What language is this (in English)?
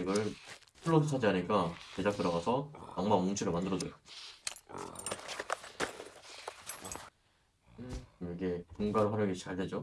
Korean